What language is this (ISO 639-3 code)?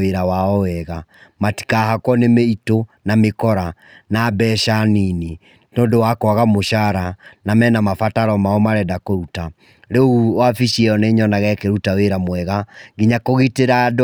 kik